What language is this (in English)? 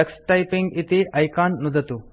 Sanskrit